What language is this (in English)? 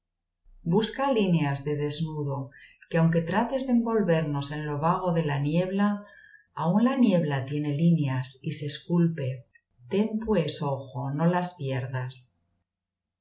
Spanish